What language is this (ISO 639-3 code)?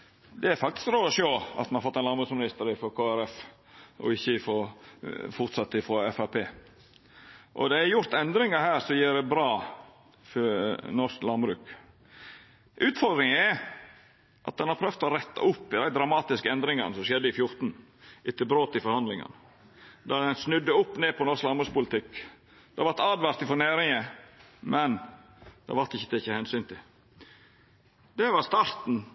nno